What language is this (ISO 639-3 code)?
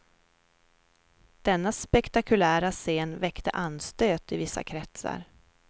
swe